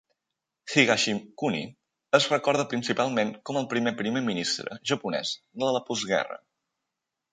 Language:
Catalan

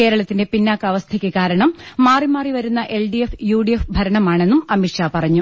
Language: Malayalam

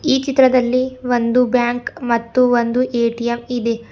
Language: Kannada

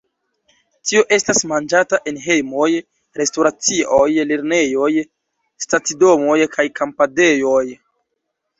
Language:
Esperanto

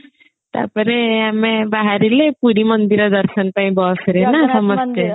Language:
Odia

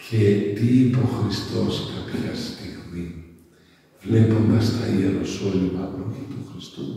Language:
Greek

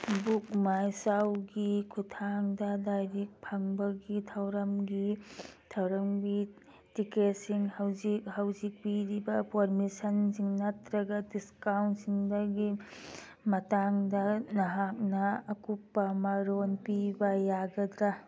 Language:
Manipuri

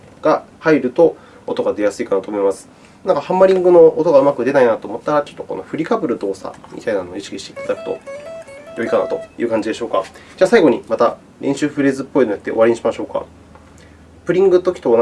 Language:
Japanese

